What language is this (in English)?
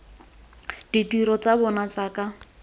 Tswana